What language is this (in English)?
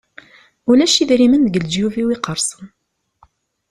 Kabyle